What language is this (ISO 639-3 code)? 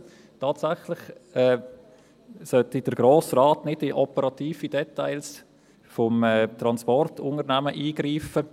gsw